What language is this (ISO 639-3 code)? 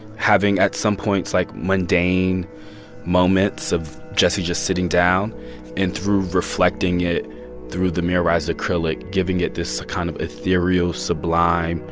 eng